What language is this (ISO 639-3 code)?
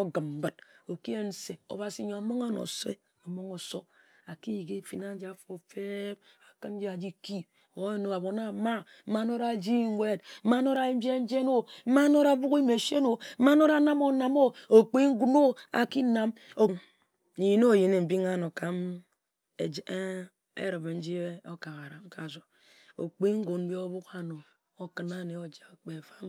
etu